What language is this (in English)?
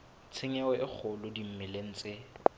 Southern Sotho